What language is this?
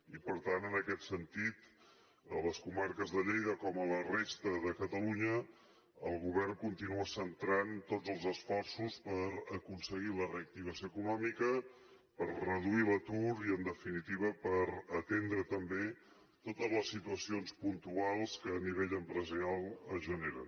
Catalan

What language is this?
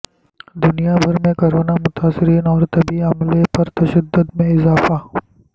Urdu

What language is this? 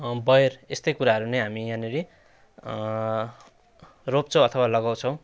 Nepali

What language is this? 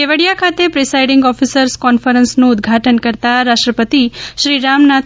Gujarati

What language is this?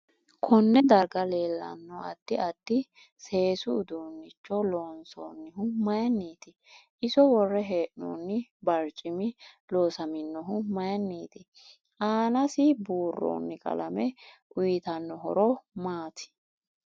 Sidamo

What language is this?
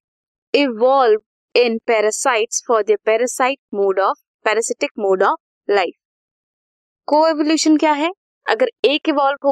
Hindi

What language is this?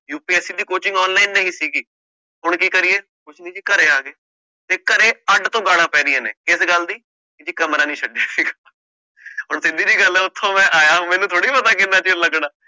Punjabi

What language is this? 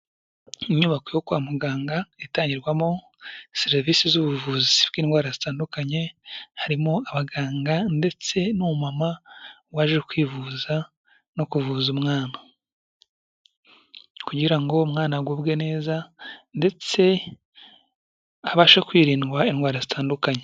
Kinyarwanda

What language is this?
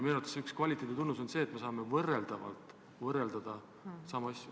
Estonian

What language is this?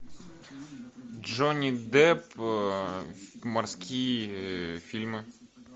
Russian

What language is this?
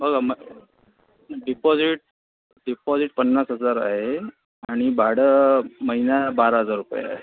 Marathi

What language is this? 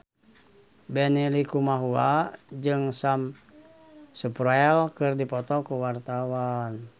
Sundanese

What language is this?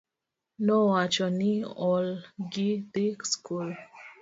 Luo (Kenya and Tanzania)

